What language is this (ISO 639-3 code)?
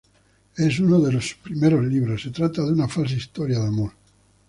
spa